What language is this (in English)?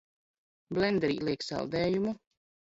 Latvian